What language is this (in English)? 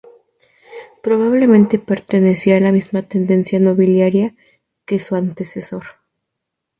Spanish